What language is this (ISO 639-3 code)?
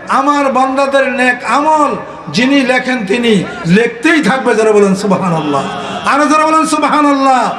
tur